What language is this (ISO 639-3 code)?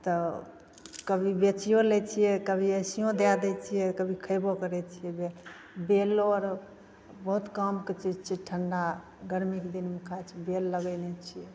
mai